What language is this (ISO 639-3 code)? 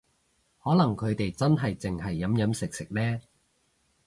yue